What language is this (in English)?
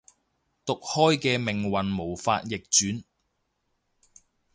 Cantonese